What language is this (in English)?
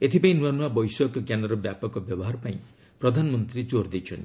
Odia